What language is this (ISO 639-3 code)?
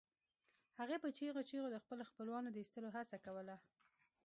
pus